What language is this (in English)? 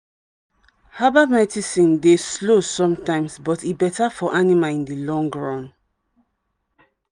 Nigerian Pidgin